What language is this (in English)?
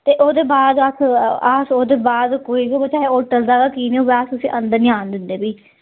Dogri